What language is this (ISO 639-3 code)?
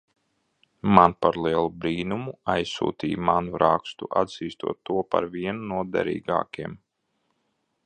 lav